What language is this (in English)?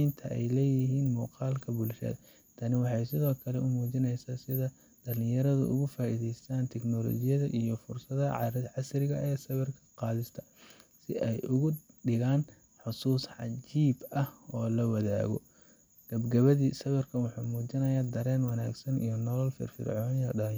Somali